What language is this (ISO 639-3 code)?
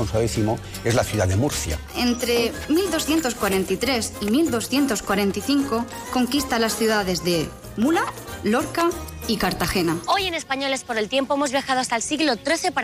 spa